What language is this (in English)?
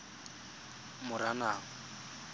Tswana